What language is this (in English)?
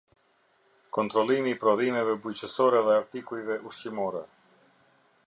Albanian